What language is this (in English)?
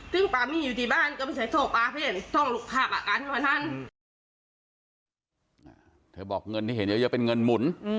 Thai